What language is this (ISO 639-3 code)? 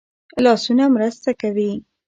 pus